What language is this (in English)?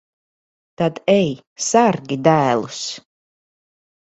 Latvian